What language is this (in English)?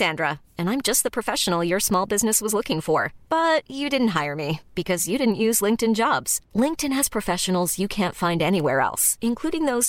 Spanish